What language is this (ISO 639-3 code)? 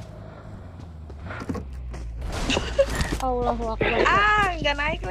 ind